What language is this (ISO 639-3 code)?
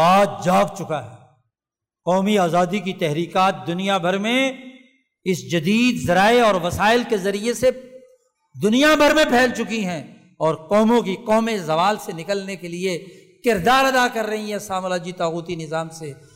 urd